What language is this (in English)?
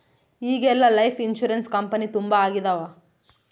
Kannada